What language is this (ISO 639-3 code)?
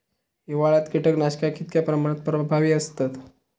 mar